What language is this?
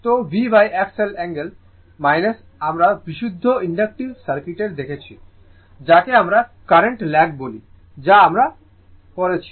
Bangla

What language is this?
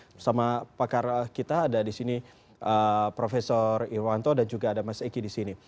Indonesian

